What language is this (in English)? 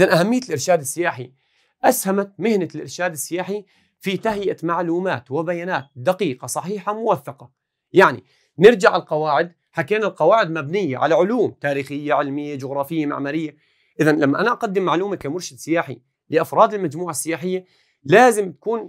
Arabic